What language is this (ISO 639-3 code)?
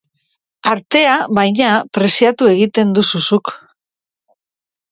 eus